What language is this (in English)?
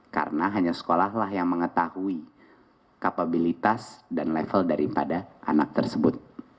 Indonesian